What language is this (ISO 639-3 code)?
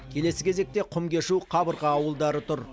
kaz